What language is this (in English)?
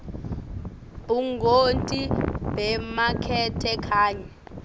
Swati